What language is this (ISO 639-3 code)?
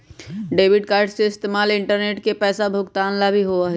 mag